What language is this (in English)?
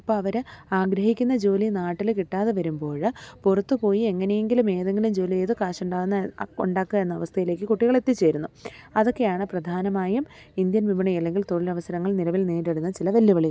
Malayalam